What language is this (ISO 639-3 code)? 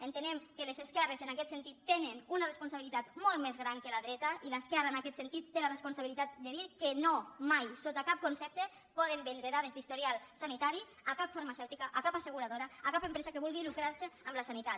cat